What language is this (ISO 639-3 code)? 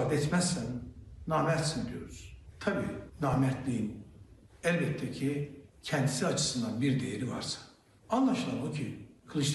tur